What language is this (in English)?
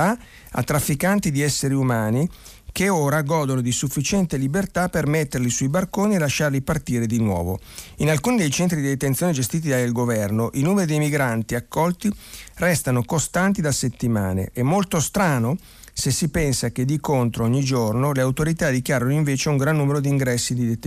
Italian